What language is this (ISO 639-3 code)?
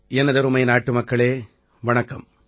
tam